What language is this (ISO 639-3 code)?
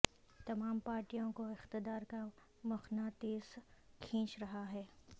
urd